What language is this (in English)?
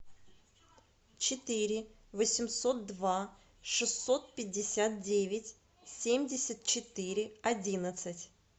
Russian